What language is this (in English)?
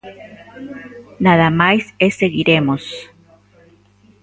Galician